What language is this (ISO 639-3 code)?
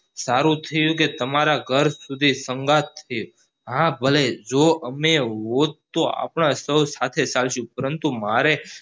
guj